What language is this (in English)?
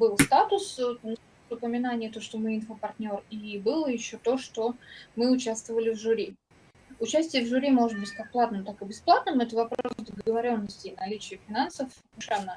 Russian